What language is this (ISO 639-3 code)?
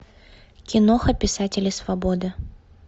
rus